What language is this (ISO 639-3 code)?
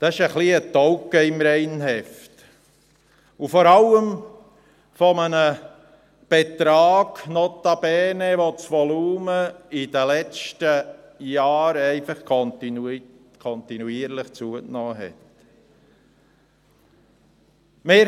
gsw